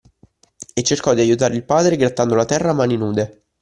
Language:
Italian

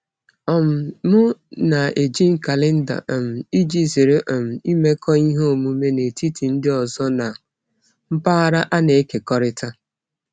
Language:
Igbo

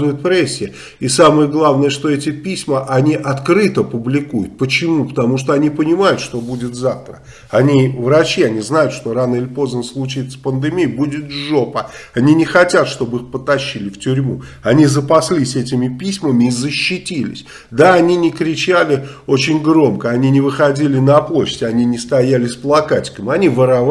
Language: Russian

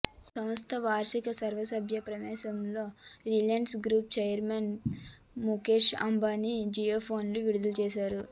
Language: Telugu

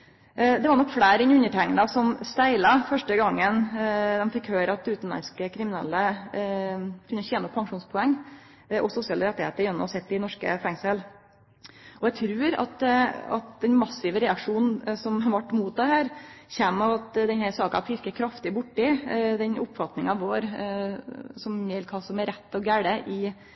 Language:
Norwegian Nynorsk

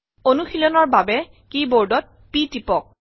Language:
Assamese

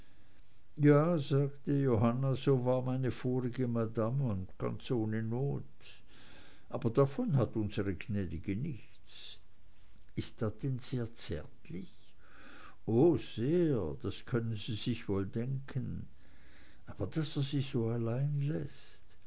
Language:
German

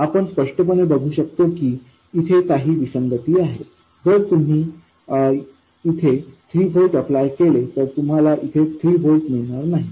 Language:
Marathi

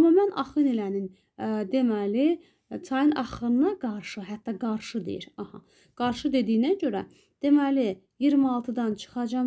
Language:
Turkish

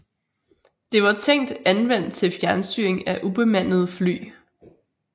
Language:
Danish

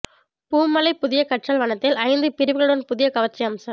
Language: Tamil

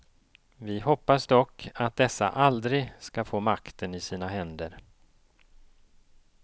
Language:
Swedish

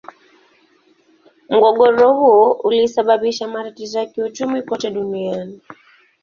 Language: Swahili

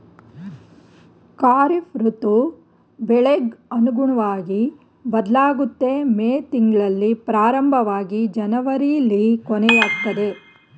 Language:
Kannada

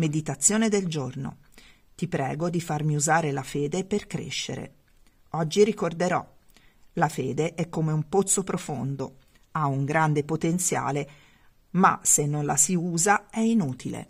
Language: Italian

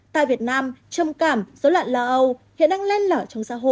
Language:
Vietnamese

